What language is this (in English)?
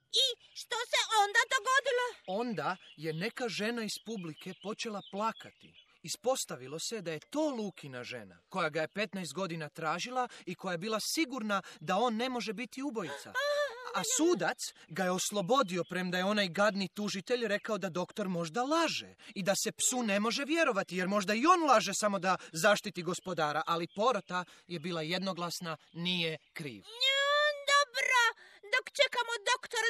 Croatian